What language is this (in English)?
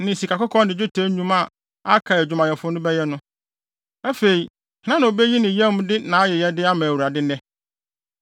Akan